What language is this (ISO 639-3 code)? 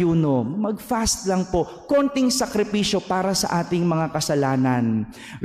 fil